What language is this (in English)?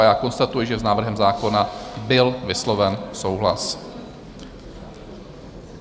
Czech